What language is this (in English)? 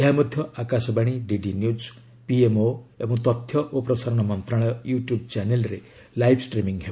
Odia